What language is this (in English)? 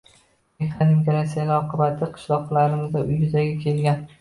Uzbek